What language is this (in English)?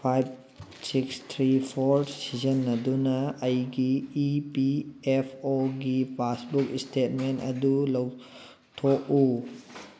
Manipuri